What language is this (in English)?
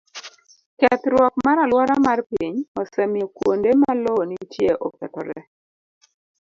Luo (Kenya and Tanzania)